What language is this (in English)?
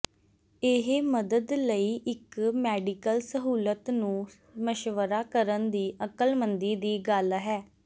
Punjabi